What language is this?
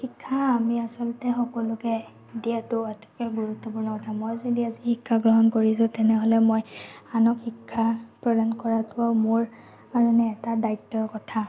Assamese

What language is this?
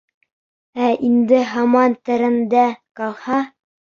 Bashkir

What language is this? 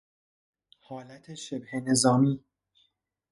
Persian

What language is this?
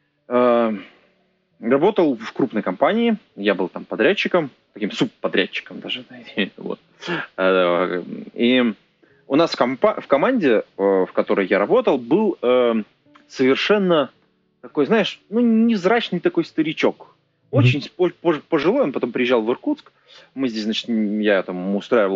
Russian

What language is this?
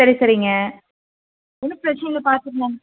Tamil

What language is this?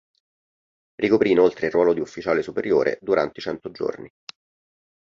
Italian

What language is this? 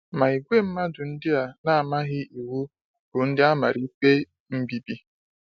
Igbo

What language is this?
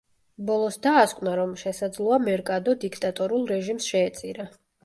Georgian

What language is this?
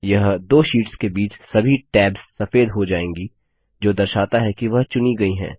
Hindi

